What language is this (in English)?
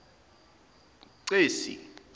Zulu